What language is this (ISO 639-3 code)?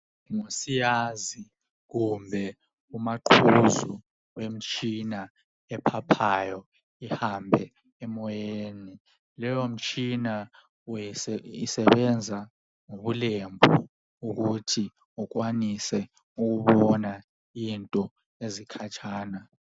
nde